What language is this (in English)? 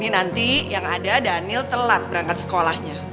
Indonesian